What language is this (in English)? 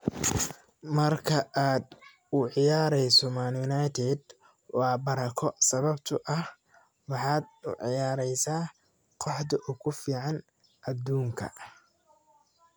Somali